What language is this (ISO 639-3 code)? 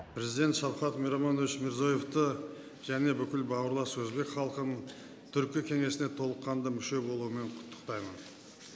kaz